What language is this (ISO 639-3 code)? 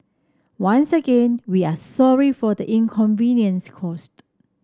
eng